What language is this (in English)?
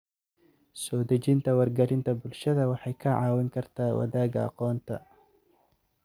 Somali